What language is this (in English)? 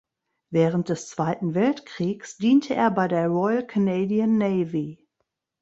German